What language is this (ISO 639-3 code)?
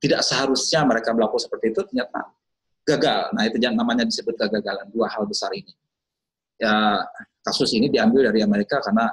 ind